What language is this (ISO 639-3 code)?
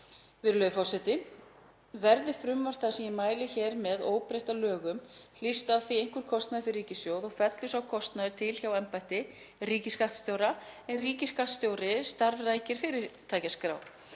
isl